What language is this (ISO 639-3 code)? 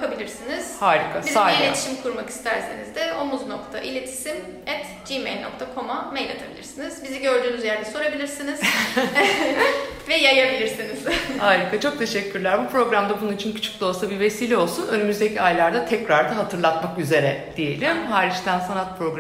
tur